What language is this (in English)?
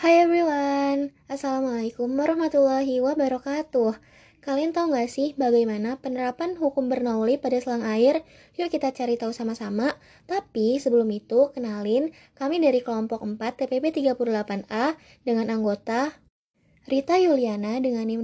Indonesian